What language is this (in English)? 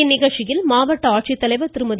Tamil